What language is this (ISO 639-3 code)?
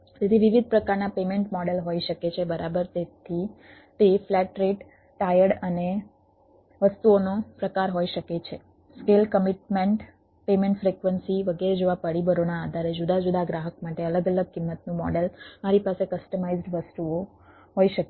guj